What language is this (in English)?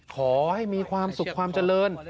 Thai